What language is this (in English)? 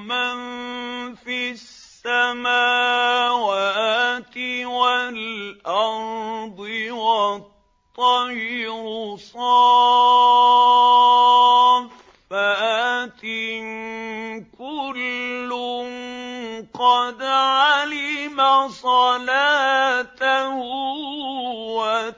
Arabic